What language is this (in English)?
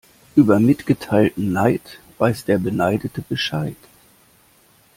German